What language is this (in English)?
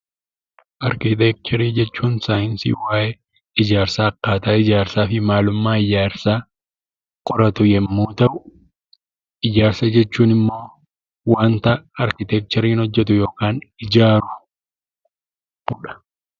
Oromo